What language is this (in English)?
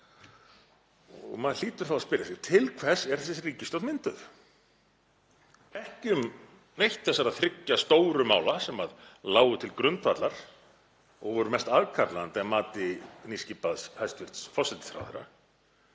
Icelandic